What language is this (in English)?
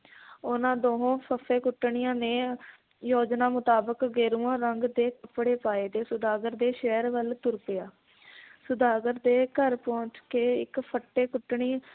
Punjabi